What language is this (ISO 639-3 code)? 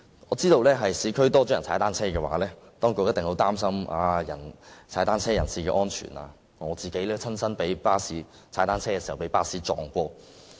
yue